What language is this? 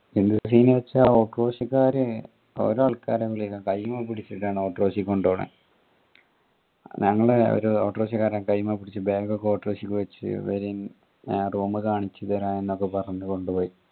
Malayalam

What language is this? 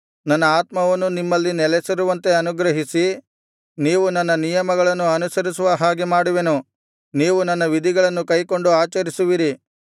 Kannada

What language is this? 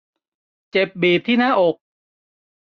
Thai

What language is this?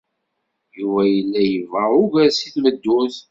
Kabyle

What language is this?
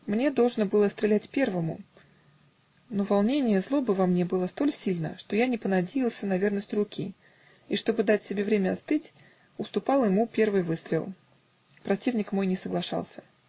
Russian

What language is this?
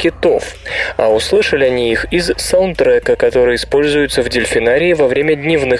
Russian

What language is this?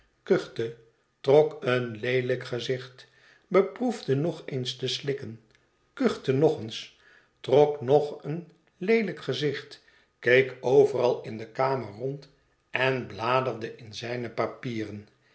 Dutch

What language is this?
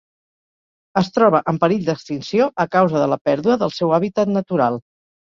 Catalan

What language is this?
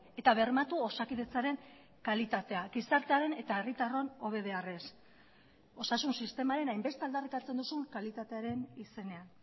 Basque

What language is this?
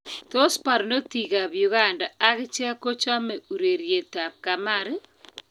Kalenjin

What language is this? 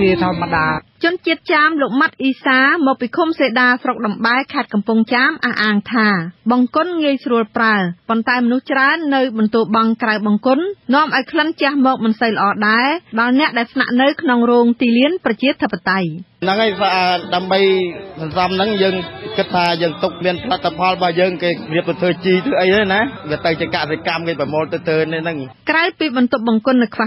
Thai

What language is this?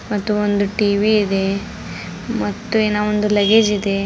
Kannada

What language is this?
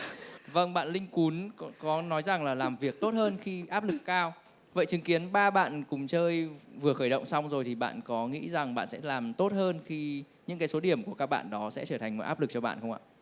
Vietnamese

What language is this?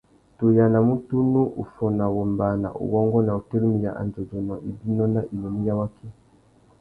Tuki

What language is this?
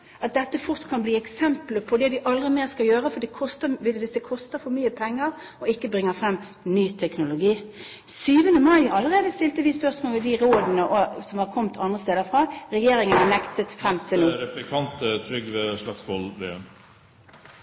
Norwegian Bokmål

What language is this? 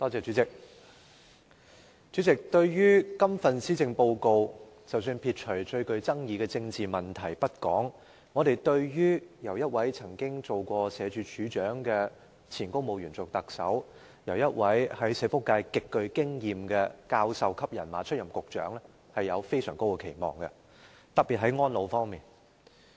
Cantonese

